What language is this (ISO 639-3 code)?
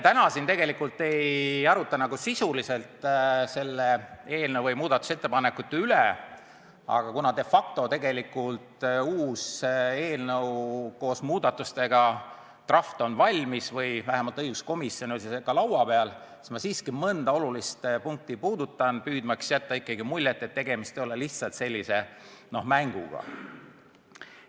est